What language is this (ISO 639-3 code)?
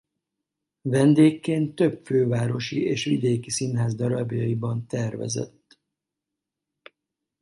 hun